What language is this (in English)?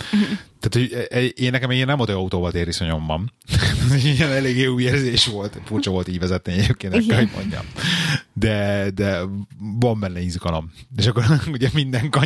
Hungarian